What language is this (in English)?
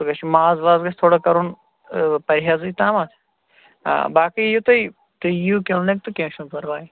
Kashmiri